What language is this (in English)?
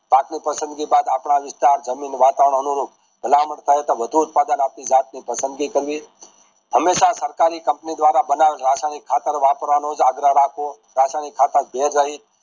Gujarati